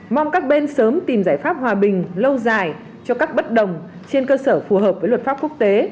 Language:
Vietnamese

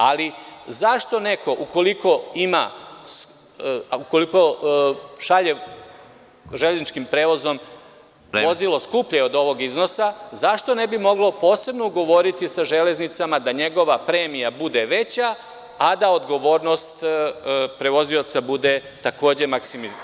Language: Serbian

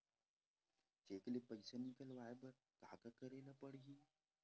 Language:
Chhattisgarhi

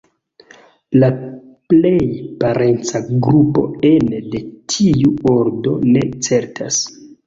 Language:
Esperanto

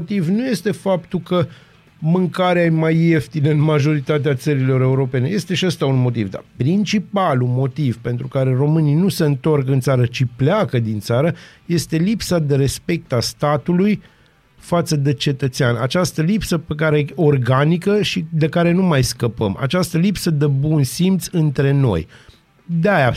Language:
Romanian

